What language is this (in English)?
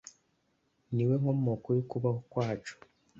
Kinyarwanda